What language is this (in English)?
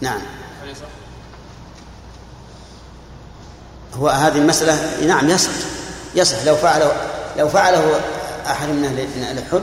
Arabic